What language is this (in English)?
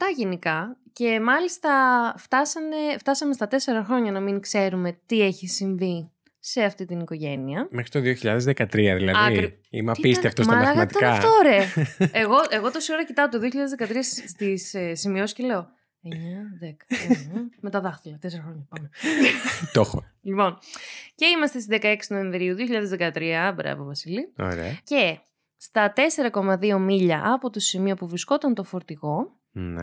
Greek